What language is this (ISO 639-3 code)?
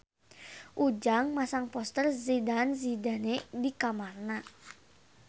sun